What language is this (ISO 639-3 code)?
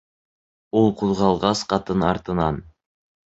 bak